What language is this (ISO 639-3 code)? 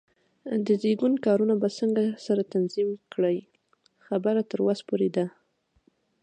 pus